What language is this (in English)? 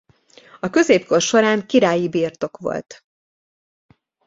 Hungarian